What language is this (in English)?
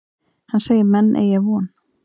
Icelandic